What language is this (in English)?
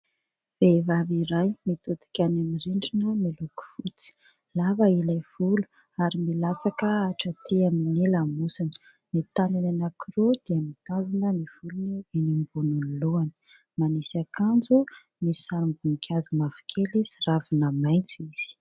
Malagasy